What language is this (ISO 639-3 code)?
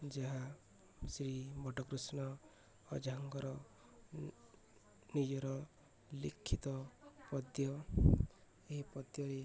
ori